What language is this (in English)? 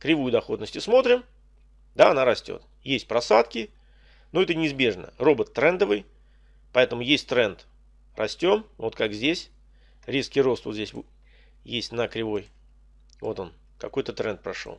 Russian